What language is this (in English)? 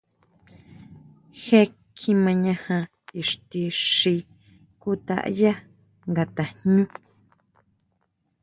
Huautla Mazatec